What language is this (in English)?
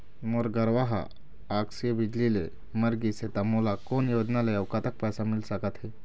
Chhattisgarhi